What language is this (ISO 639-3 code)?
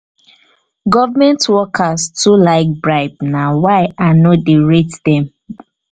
pcm